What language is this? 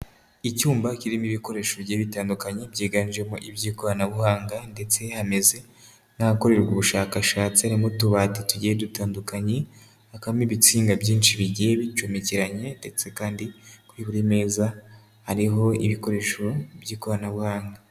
Kinyarwanda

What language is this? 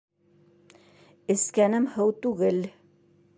Bashkir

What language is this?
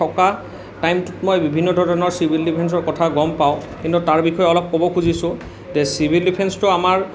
Assamese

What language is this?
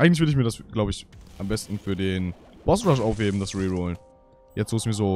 German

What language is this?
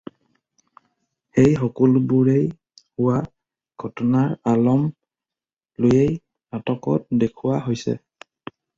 Assamese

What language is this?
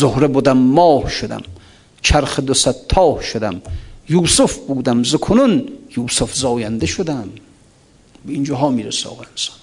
Persian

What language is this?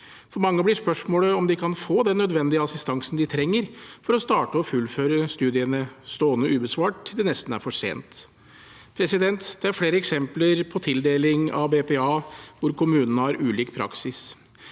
Norwegian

